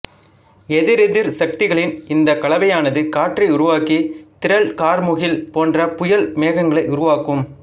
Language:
Tamil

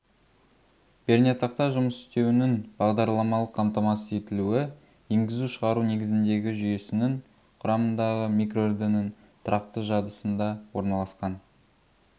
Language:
Kazakh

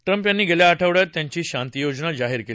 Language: Marathi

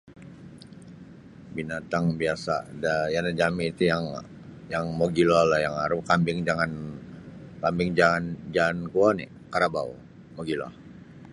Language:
Sabah Bisaya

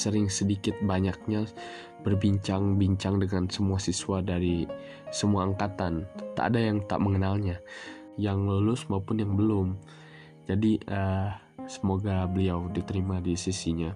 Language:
Indonesian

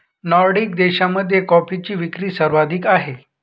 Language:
Marathi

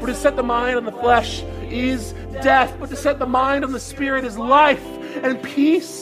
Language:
English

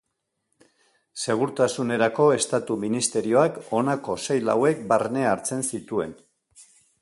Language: Basque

